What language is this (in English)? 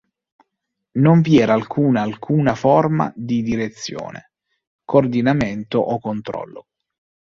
Italian